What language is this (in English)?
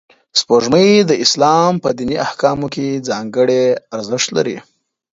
Pashto